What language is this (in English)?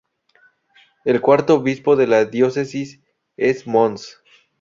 Spanish